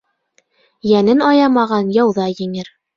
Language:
Bashkir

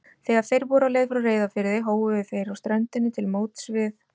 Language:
Icelandic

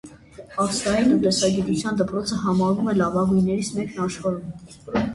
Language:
Armenian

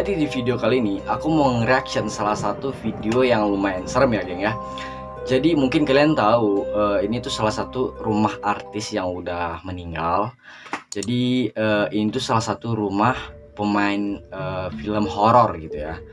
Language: Indonesian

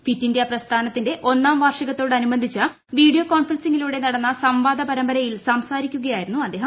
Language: Malayalam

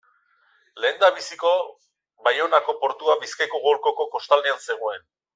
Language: Basque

